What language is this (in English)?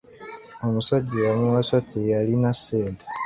Ganda